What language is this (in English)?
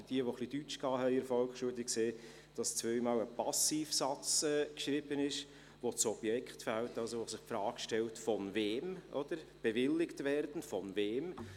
Swiss German